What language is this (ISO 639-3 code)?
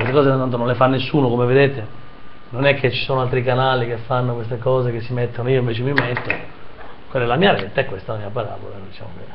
ita